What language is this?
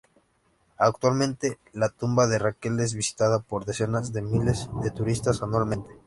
Spanish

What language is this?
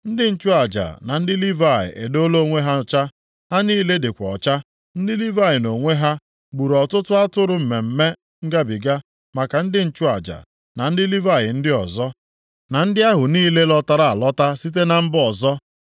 Igbo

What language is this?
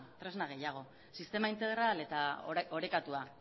Basque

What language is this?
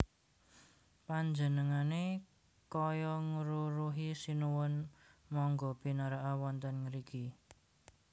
Javanese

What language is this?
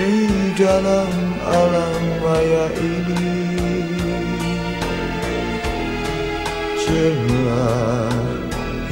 Indonesian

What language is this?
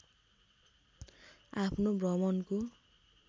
Nepali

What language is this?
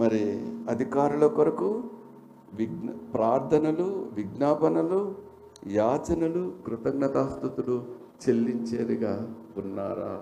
Telugu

